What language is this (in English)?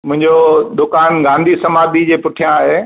Sindhi